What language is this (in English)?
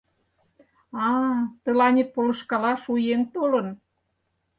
Mari